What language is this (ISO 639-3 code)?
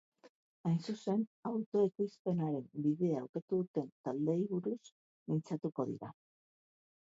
eus